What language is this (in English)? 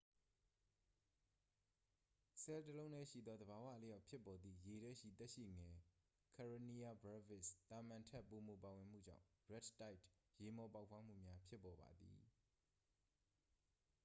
Burmese